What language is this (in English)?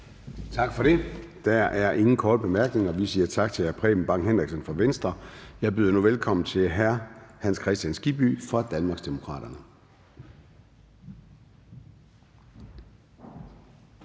Danish